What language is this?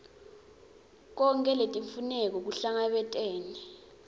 Swati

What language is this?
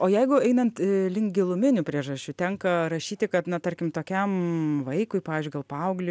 Lithuanian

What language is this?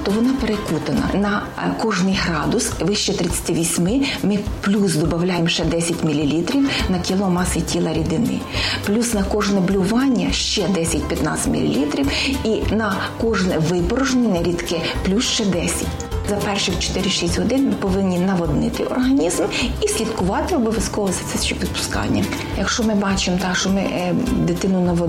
Ukrainian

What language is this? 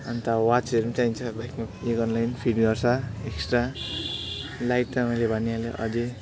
Nepali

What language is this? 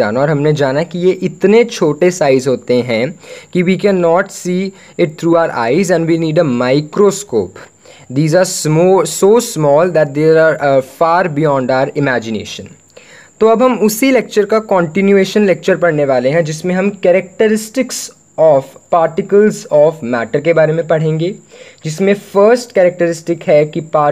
Hindi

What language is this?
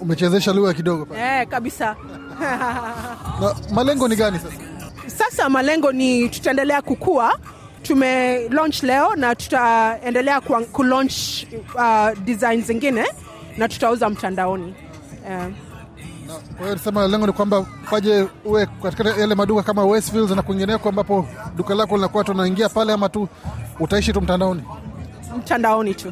Swahili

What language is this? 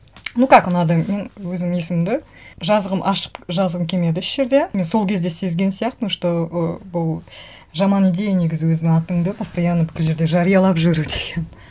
Kazakh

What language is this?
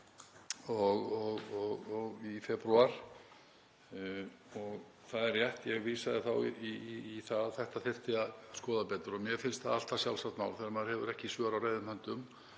Icelandic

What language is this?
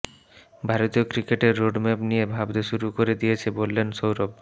Bangla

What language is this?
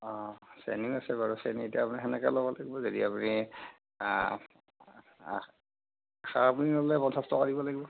Assamese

